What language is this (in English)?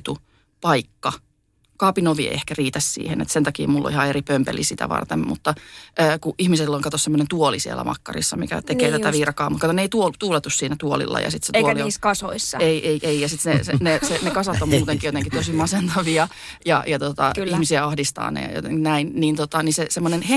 Finnish